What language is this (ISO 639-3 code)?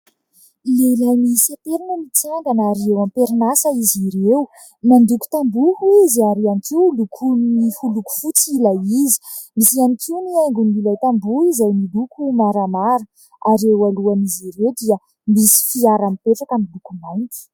mlg